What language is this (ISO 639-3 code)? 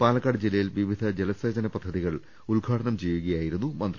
mal